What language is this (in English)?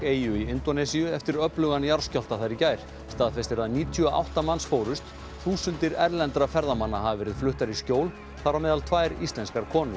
Icelandic